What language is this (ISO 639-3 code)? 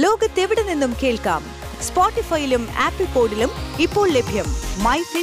mal